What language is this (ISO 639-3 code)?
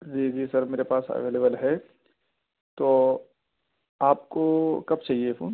urd